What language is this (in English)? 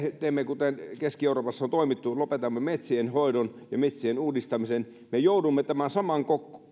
Finnish